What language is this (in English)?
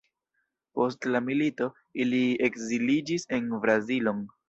Esperanto